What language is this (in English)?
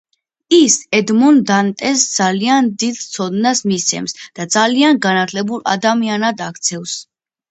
Georgian